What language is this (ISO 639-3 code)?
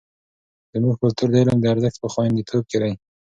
pus